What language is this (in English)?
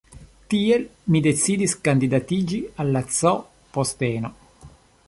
Esperanto